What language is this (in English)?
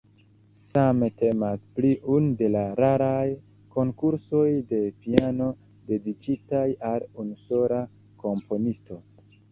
Esperanto